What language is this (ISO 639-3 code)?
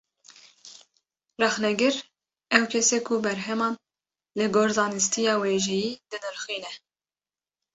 kur